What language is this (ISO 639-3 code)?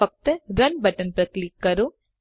guj